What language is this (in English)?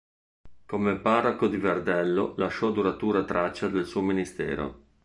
Italian